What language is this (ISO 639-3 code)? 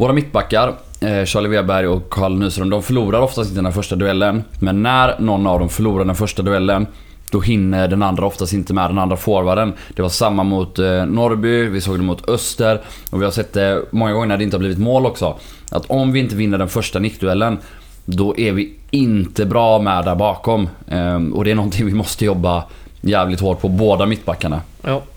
swe